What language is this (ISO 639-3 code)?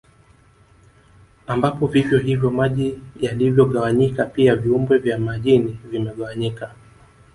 swa